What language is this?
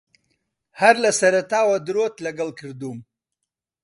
Central Kurdish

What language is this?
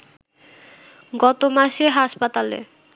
Bangla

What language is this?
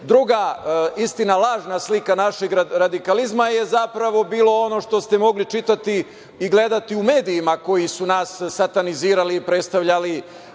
Serbian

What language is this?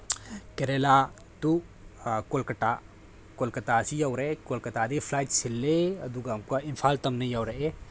Manipuri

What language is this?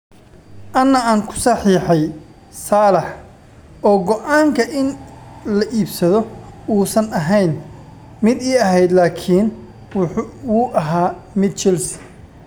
Somali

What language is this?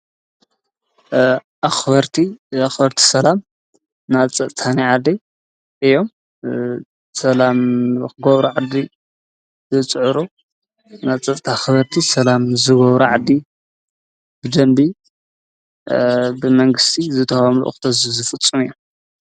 Tigrinya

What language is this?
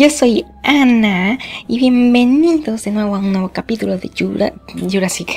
Spanish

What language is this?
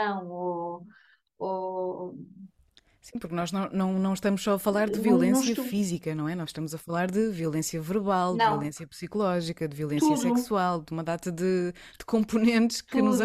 Portuguese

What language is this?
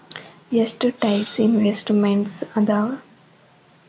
Kannada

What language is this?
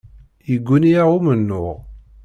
Kabyle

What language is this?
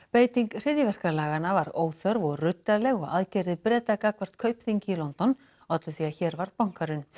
Icelandic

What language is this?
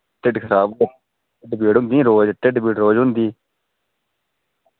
Dogri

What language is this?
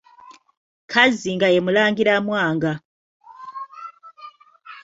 Ganda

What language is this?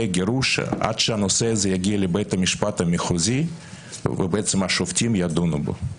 Hebrew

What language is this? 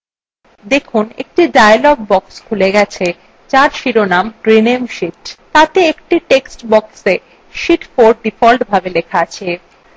Bangla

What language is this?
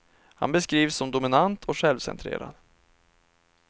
Swedish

